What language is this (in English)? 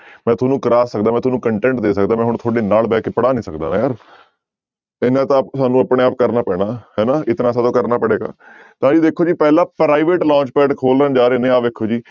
Punjabi